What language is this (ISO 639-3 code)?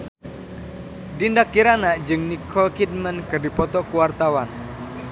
sun